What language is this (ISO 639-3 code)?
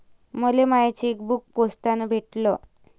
mar